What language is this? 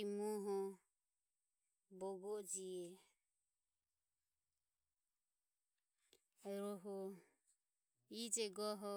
Ömie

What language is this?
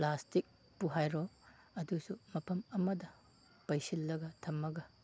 Manipuri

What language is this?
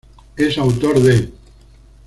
Spanish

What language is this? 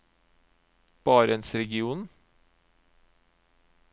Norwegian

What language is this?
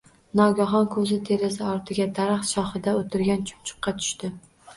Uzbek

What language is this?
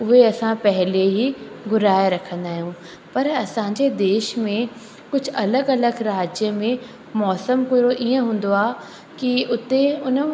Sindhi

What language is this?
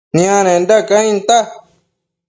Matsés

